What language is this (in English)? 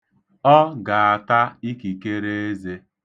Igbo